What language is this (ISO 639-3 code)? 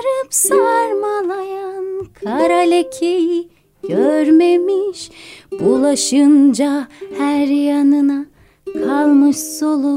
tur